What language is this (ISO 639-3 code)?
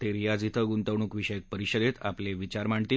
mar